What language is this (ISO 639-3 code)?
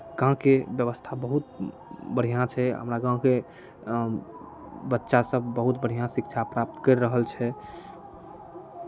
mai